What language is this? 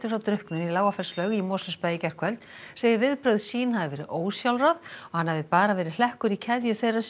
Icelandic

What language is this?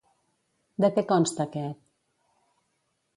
Catalan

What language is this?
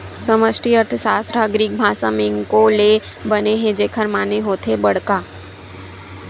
Chhattisgarhi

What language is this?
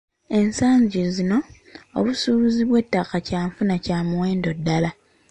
Ganda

